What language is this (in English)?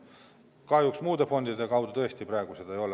Estonian